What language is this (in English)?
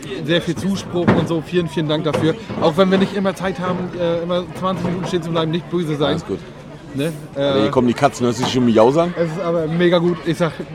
German